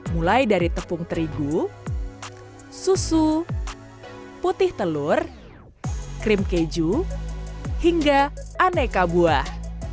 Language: Indonesian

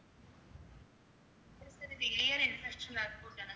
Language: Tamil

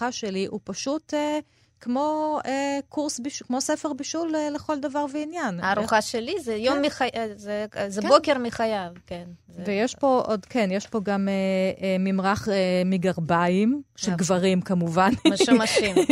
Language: Hebrew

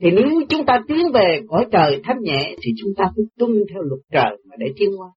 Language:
Vietnamese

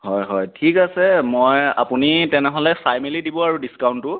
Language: Assamese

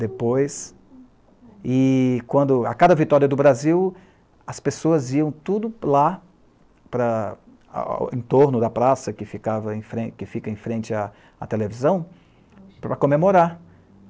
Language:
Portuguese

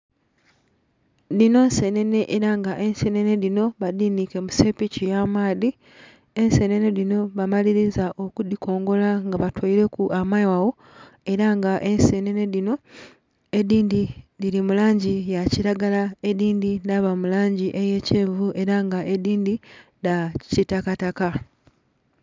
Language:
Soga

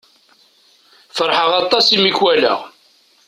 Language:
Kabyle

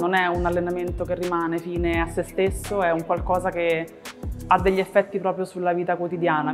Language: Italian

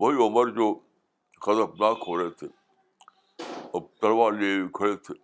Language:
Urdu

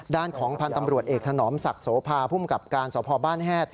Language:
Thai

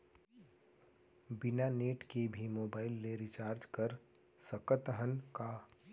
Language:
Chhattisgarhi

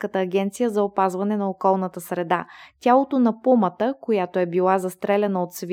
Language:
Bulgarian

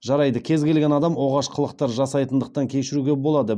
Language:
Kazakh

